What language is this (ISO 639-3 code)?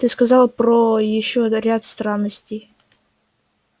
rus